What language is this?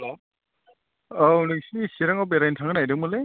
Bodo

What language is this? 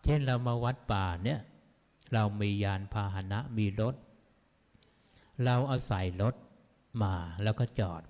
Thai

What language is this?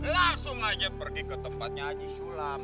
Indonesian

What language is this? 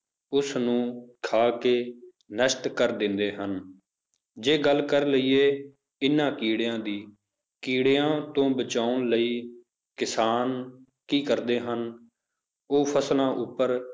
Punjabi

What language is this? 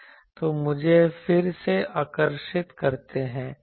Hindi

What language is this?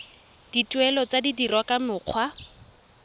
Tswana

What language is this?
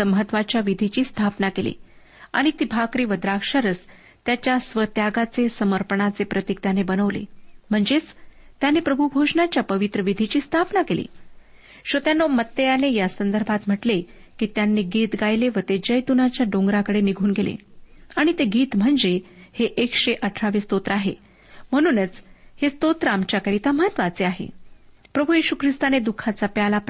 Marathi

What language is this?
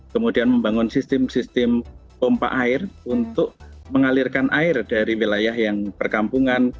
Indonesian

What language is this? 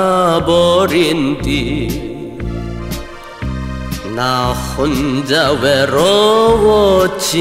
Korean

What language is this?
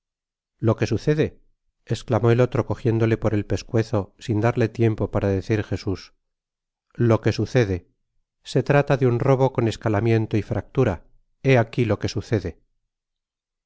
Spanish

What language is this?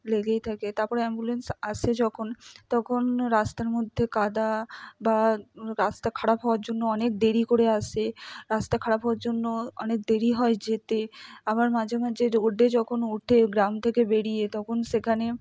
Bangla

